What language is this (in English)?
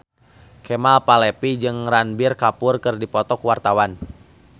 Sundanese